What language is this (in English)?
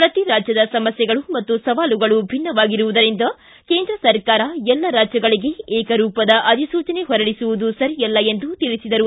Kannada